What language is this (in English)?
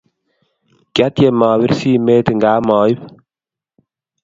Kalenjin